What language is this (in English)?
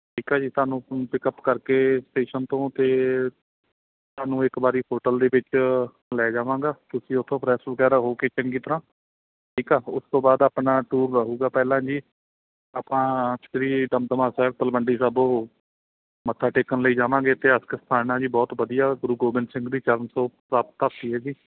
Punjabi